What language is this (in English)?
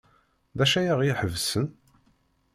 Kabyle